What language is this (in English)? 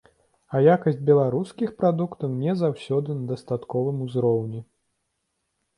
Belarusian